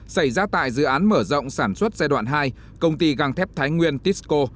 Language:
Vietnamese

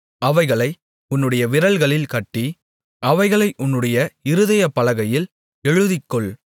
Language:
Tamil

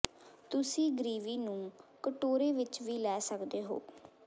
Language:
Punjabi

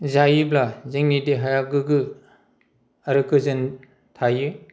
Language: Bodo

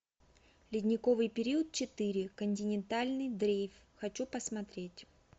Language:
Russian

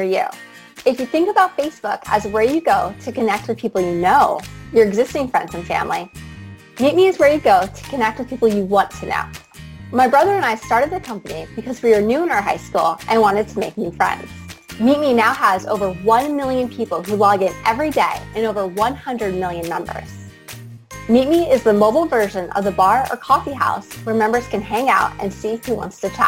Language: English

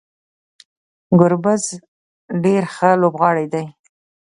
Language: Pashto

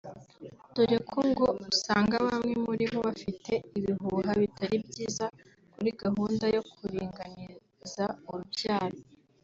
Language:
Kinyarwanda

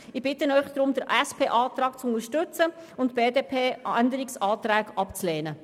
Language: Swiss German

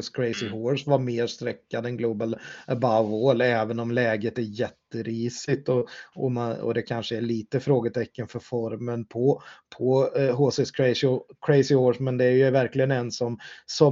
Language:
Swedish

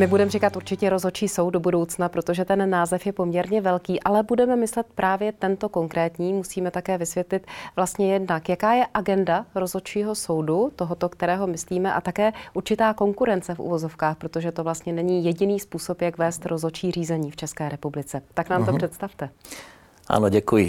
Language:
Czech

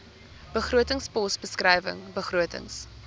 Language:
Afrikaans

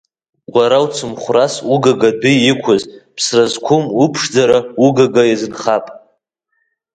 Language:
Abkhazian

